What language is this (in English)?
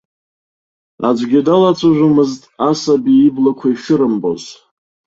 Abkhazian